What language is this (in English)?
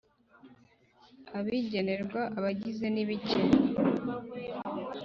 Kinyarwanda